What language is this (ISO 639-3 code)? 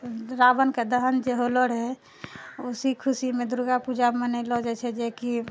mai